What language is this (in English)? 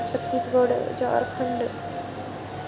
Dogri